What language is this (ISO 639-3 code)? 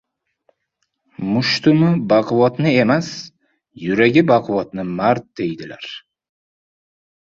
uzb